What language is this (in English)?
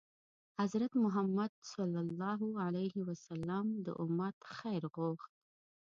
Pashto